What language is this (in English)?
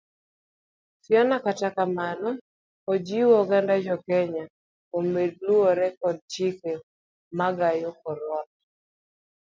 Luo (Kenya and Tanzania)